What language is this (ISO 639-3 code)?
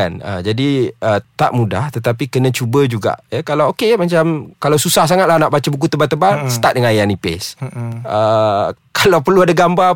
msa